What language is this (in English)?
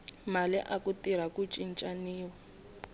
Tsonga